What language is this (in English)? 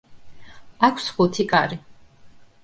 Georgian